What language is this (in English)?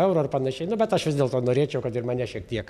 Lithuanian